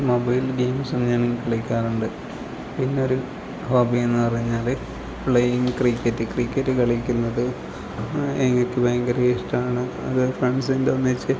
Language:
Malayalam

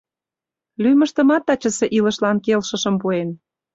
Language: Mari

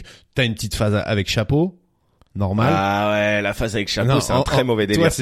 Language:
French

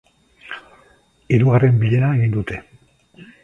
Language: Basque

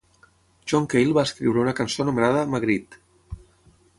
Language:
Catalan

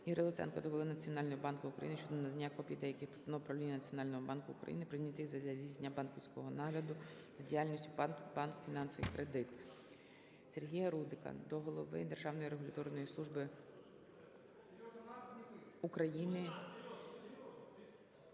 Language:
Ukrainian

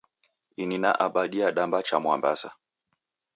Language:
Taita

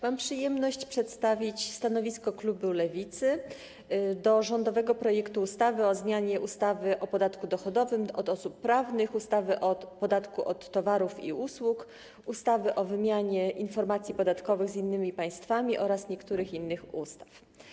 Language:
Polish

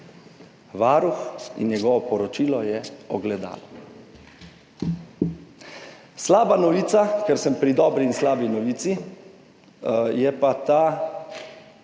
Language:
Slovenian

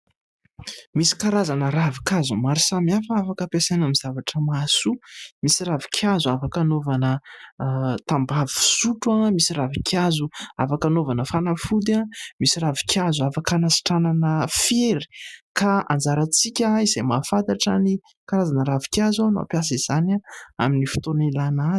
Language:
Malagasy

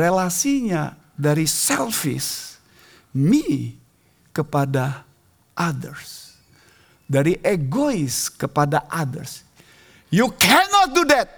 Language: Indonesian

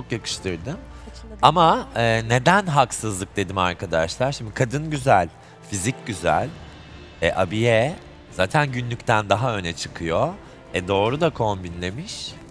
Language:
Turkish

